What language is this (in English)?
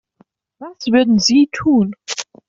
German